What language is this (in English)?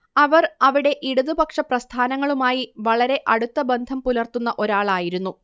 Malayalam